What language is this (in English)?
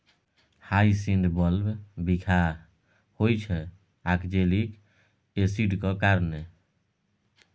Maithili